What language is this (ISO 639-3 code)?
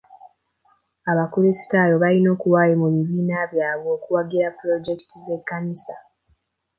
lug